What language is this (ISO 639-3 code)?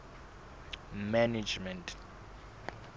sot